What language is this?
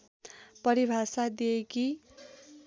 Nepali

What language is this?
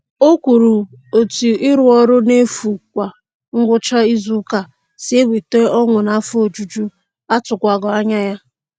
Igbo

